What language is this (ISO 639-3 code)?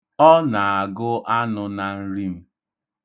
ibo